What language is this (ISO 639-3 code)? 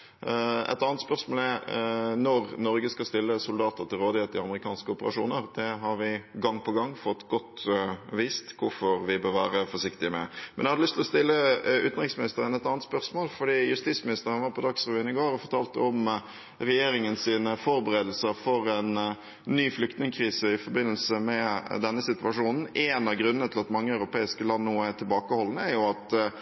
nob